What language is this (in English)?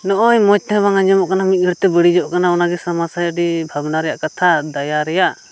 Santali